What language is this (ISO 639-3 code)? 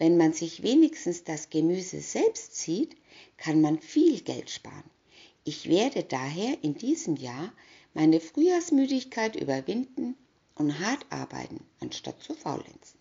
deu